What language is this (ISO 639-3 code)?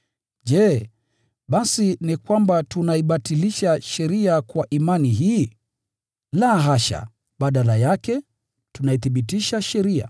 swa